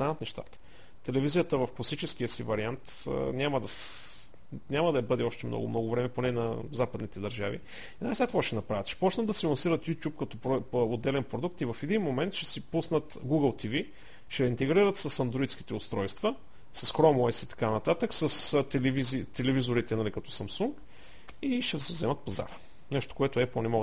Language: Bulgarian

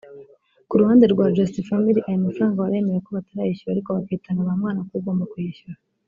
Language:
Kinyarwanda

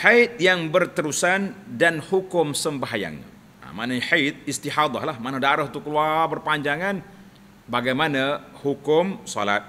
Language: Malay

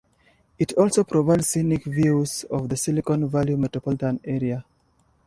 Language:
English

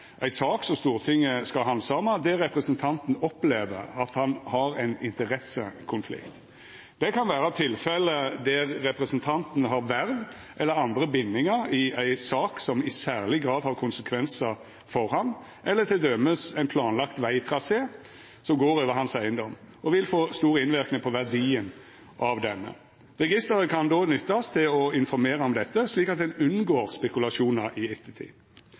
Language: Norwegian Nynorsk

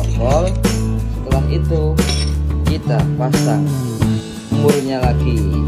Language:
Indonesian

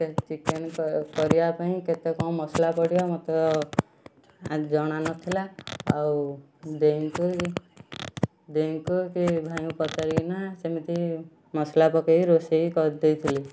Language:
Odia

